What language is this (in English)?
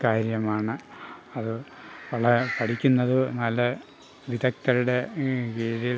Malayalam